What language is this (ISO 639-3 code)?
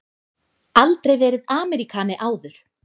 isl